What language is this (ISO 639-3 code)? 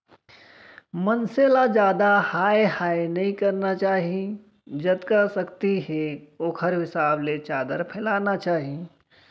hne